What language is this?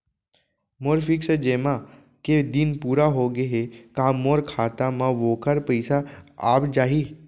Chhattisgarhi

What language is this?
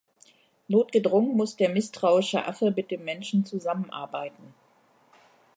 German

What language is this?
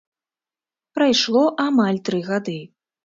Belarusian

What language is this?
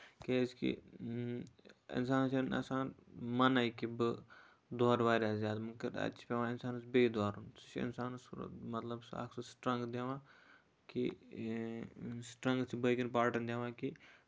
Kashmiri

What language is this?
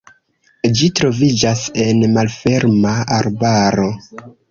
Esperanto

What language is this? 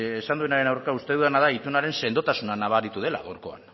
Basque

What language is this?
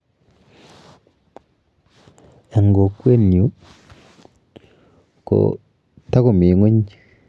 Kalenjin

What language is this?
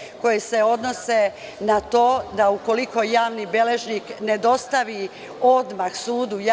Serbian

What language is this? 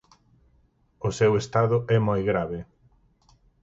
Galician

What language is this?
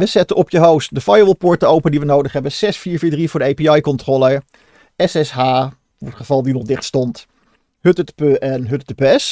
Dutch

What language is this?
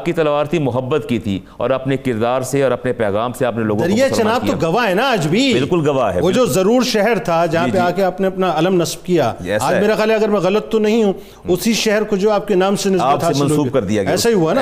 Urdu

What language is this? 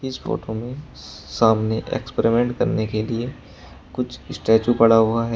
Hindi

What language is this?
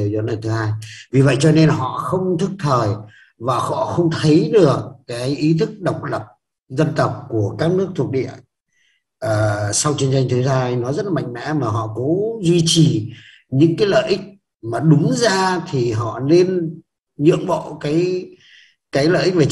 Vietnamese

